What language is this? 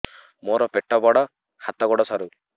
Odia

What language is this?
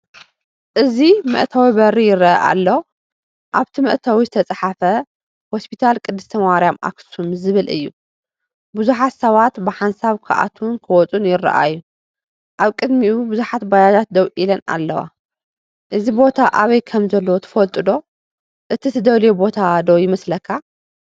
Tigrinya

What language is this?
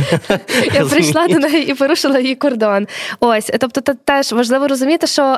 Ukrainian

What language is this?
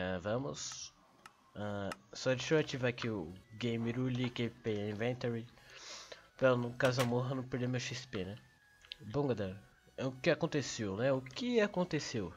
Portuguese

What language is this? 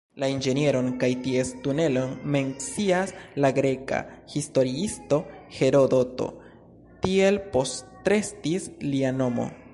Esperanto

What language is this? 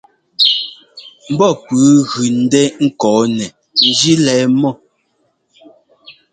Ngomba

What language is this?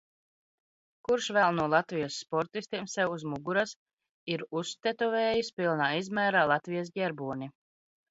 Latvian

